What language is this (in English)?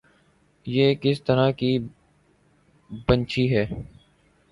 Urdu